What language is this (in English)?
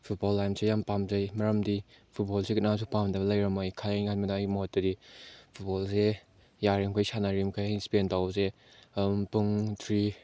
Manipuri